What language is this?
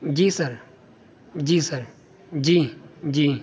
Urdu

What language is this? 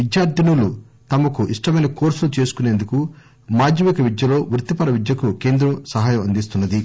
Telugu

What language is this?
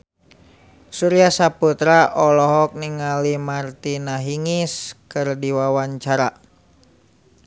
Sundanese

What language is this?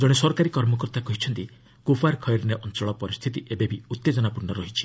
Odia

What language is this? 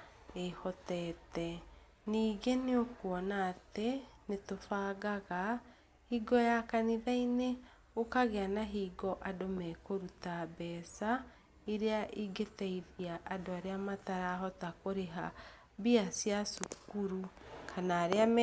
Kikuyu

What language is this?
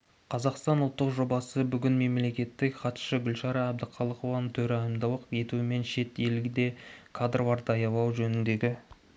Kazakh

